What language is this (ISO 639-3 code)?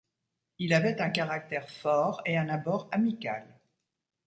fra